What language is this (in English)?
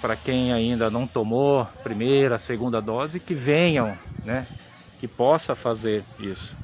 Portuguese